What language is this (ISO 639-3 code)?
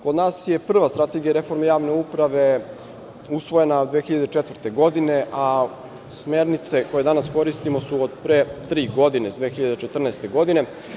srp